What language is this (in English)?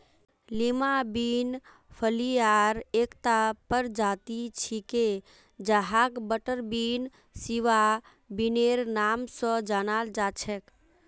Magahi